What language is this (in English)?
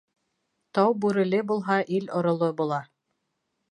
Bashkir